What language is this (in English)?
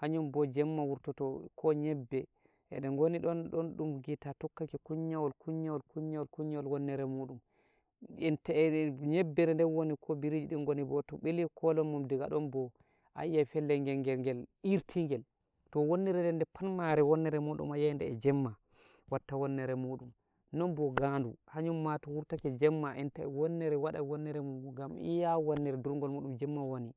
Nigerian Fulfulde